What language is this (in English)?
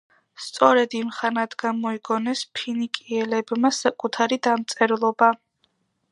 Georgian